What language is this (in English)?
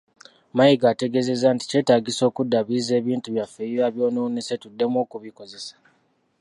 Ganda